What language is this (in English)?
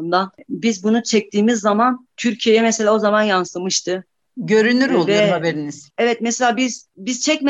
Turkish